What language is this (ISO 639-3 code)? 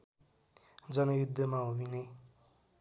nep